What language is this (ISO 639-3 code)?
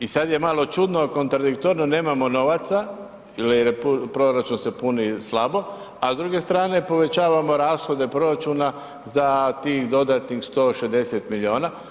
hrv